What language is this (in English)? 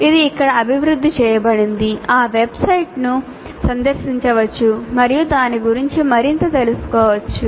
Telugu